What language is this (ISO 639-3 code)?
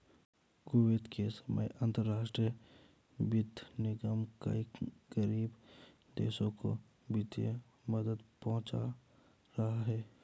hin